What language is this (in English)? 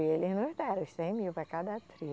Portuguese